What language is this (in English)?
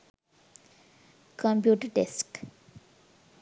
Sinhala